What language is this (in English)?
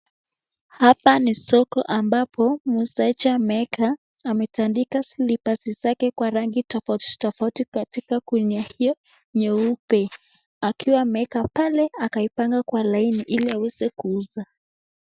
Swahili